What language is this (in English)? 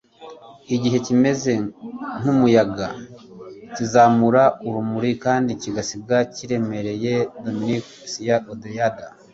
Kinyarwanda